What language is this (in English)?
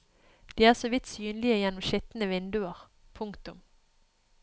Norwegian